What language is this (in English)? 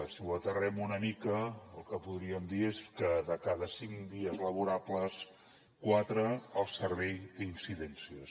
Catalan